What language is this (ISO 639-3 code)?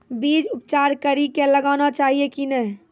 mai